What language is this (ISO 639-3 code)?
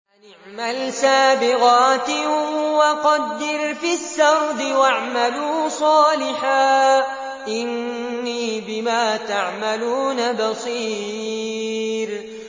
ara